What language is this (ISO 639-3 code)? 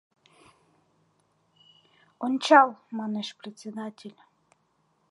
chm